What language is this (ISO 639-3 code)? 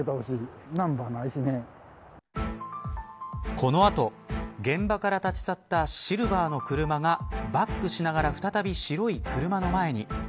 jpn